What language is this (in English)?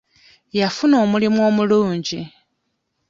Ganda